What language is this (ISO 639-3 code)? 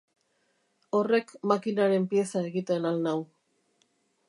eus